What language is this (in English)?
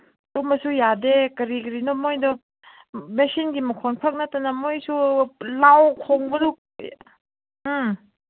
Manipuri